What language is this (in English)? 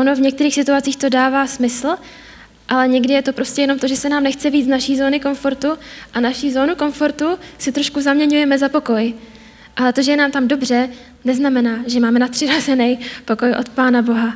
Czech